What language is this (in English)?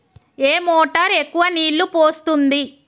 Telugu